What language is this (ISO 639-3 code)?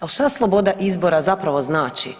hrv